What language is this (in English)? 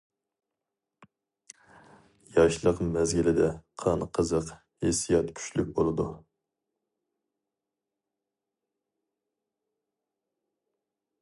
Uyghur